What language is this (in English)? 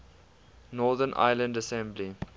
English